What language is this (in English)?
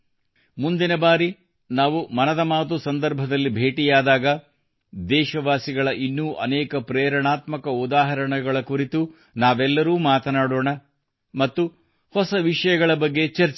Kannada